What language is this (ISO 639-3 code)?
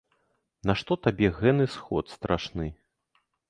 bel